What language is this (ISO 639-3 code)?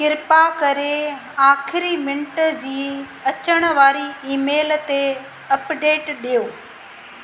snd